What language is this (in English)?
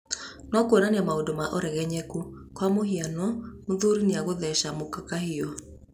Kikuyu